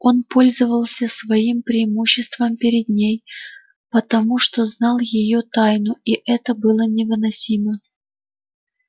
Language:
Russian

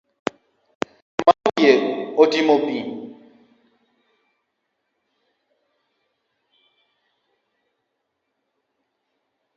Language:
Luo (Kenya and Tanzania)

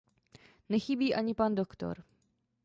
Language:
Czech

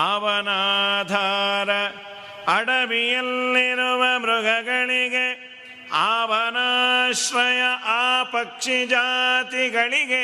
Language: Kannada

